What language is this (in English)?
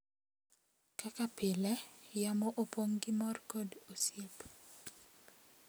Luo (Kenya and Tanzania)